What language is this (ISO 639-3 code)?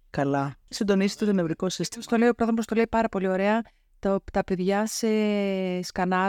ell